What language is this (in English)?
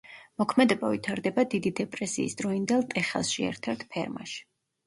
Georgian